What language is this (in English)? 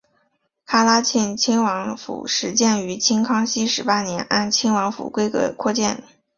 Chinese